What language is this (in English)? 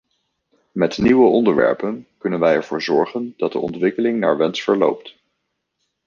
Dutch